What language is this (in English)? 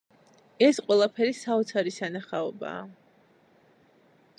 Georgian